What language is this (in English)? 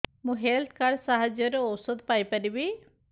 Odia